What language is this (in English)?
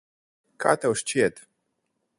Latvian